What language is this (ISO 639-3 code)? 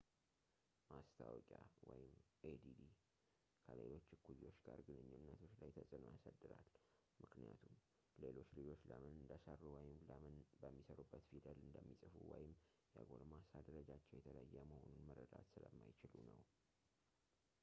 amh